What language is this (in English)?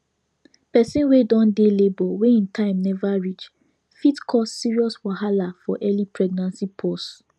Nigerian Pidgin